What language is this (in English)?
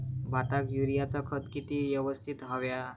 Marathi